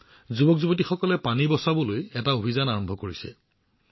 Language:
Assamese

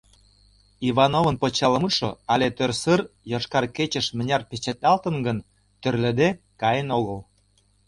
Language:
Mari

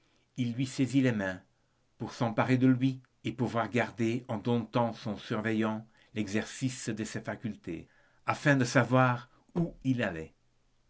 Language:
French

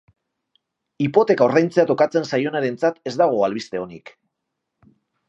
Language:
Basque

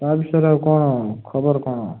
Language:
Odia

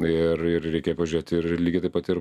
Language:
Lithuanian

